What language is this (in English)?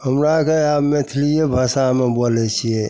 Maithili